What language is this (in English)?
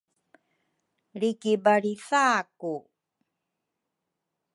Rukai